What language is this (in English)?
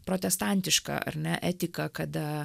Lithuanian